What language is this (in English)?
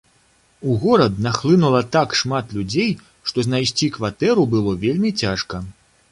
Belarusian